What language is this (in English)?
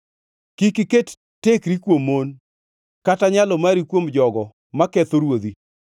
Luo (Kenya and Tanzania)